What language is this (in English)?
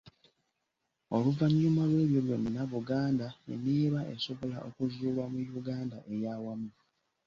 Ganda